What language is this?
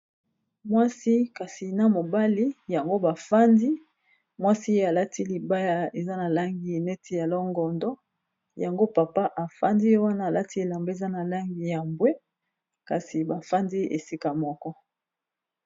Lingala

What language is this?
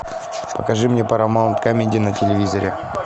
Russian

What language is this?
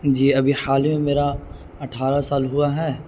Urdu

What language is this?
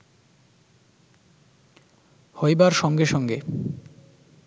Bangla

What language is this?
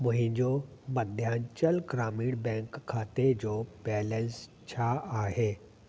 Sindhi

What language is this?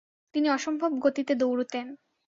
Bangla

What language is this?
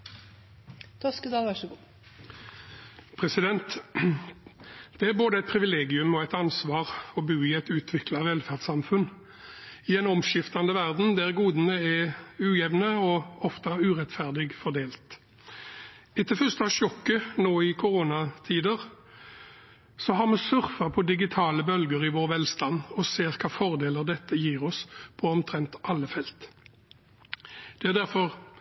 Norwegian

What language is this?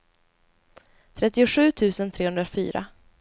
Swedish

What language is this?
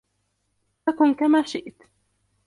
Arabic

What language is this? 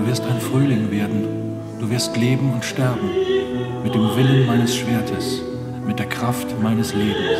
German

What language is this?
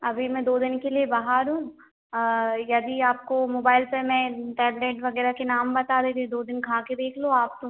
Hindi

